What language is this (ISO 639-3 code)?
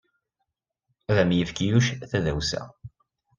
kab